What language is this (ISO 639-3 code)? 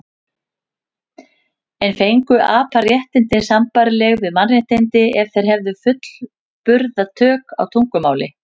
isl